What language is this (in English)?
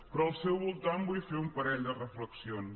Catalan